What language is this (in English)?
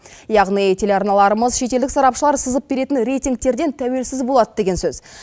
Kazakh